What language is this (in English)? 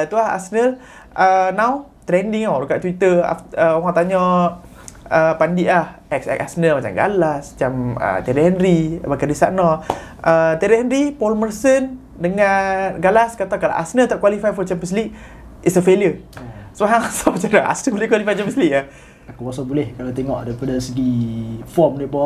Malay